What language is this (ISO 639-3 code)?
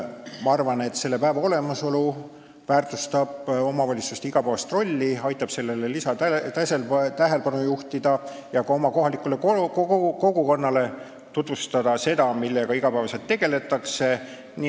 est